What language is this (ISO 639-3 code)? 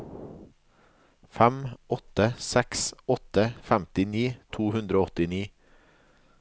nor